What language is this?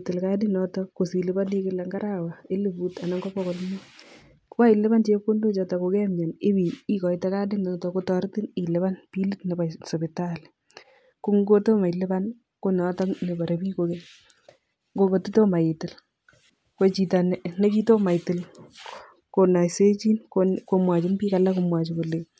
Kalenjin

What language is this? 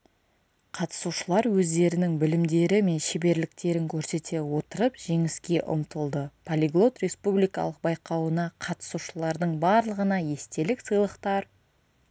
Kazakh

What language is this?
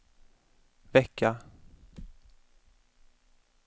Swedish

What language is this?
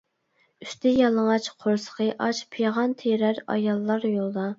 Uyghur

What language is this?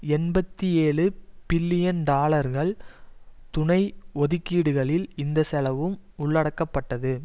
Tamil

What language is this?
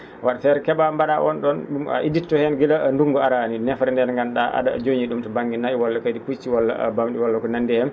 Fula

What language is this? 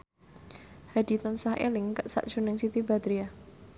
Javanese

